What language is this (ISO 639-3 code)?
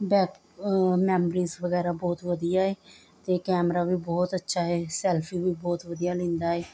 pan